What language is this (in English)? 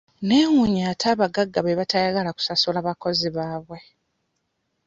Ganda